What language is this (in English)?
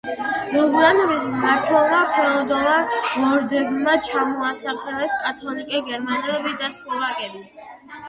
Georgian